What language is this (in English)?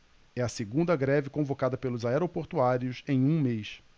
Portuguese